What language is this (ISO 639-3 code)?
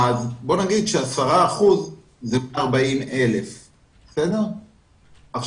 heb